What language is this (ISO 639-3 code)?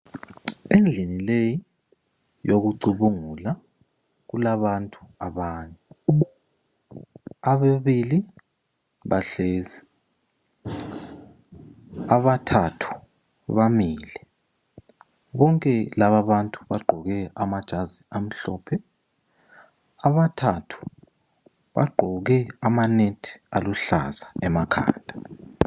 nde